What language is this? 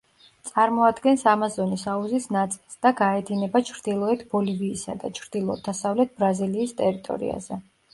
Georgian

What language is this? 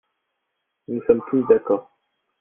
French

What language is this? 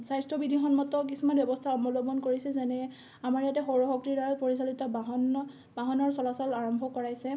Assamese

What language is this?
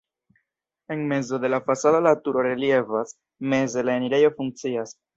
Esperanto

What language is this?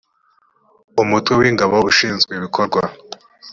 Kinyarwanda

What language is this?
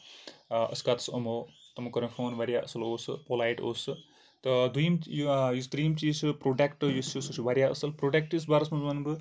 Kashmiri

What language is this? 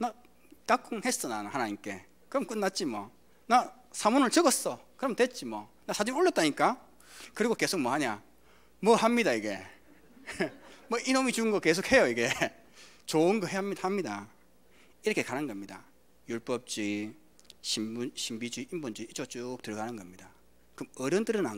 Korean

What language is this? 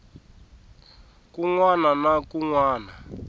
Tsonga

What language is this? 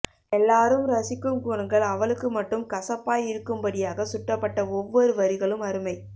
Tamil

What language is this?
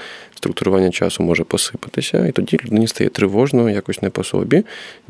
Ukrainian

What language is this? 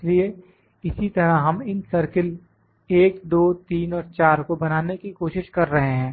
Hindi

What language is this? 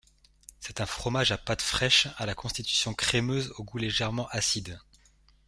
French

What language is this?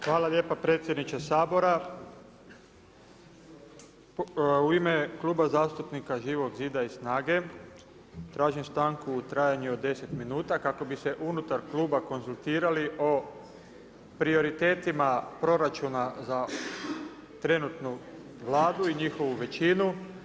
Croatian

